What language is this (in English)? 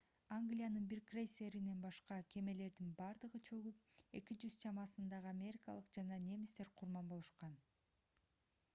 Kyrgyz